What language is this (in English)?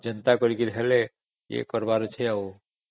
Odia